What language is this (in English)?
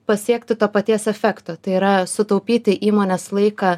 Lithuanian